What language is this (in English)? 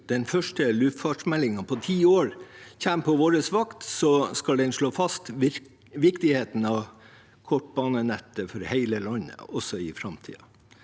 Norwegian